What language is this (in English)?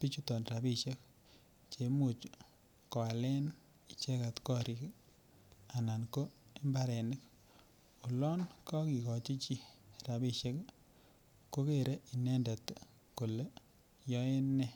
Kalenjin